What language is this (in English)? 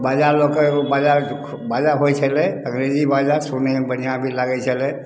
Maithili